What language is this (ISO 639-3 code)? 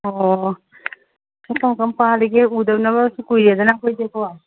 mni